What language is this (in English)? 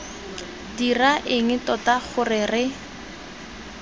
Tswana